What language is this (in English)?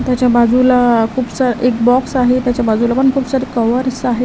Marathi